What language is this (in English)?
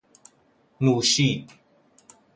Persian